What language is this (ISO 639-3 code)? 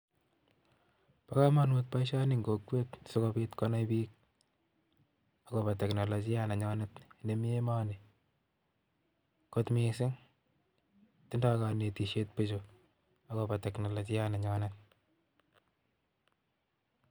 kln